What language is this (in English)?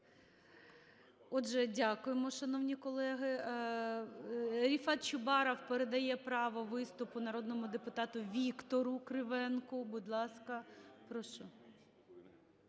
Ukrainian